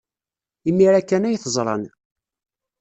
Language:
Kabyle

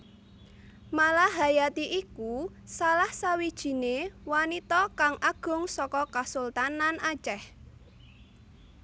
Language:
Javanese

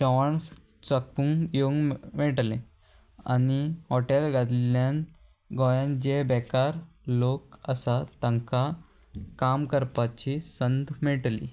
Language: Konkani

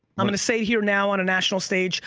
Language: English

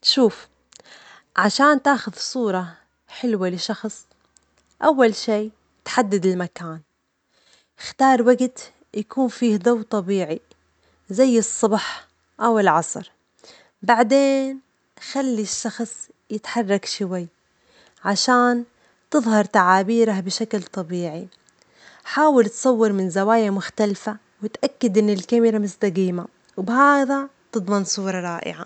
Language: Omani Arabic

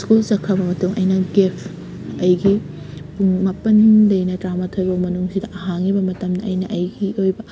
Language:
Manipuri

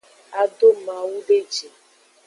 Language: Aja (Benin)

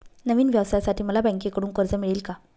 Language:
Marathi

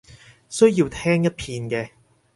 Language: Cantonese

